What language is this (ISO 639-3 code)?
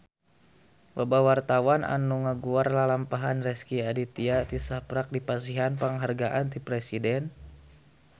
sun